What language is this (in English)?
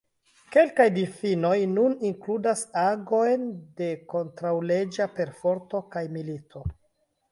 Esperanto